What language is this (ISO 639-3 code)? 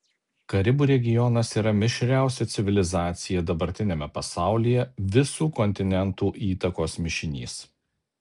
lit